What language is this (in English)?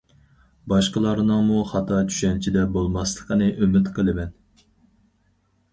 Uyghur